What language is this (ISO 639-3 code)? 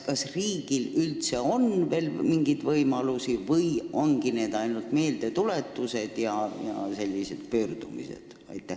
est